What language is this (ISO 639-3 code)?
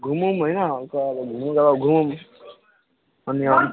nep